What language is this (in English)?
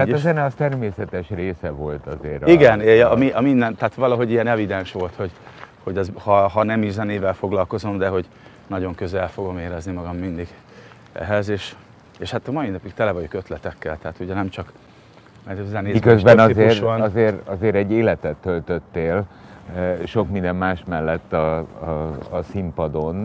Hungarian